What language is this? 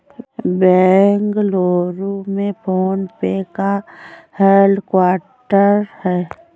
Hindi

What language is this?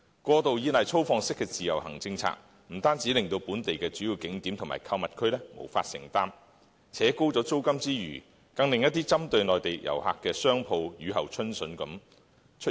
Cantonese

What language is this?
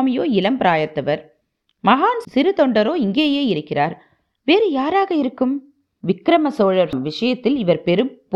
Tamil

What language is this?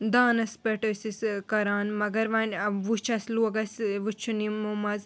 Kashmiri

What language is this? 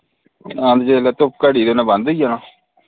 Dogri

